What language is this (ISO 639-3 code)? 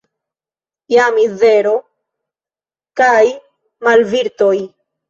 epo